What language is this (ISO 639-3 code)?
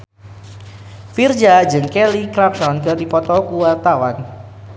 sun